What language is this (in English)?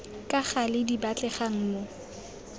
Tswana